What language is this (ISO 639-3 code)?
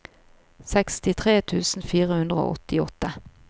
nor